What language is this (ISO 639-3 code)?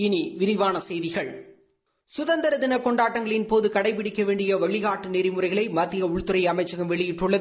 tam